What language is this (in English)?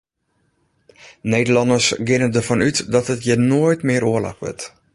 Western Frisian